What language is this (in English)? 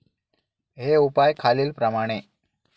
Marathi